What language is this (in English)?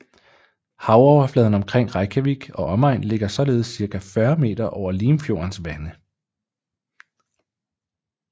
Danish